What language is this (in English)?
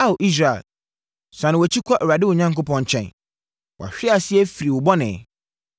Akan